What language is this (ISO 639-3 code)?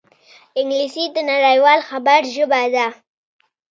pus